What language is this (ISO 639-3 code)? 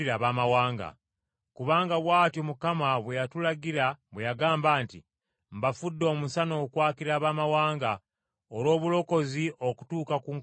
lug